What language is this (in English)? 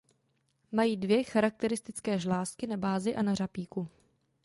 Czech